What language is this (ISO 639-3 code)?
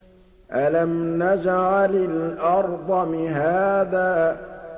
ara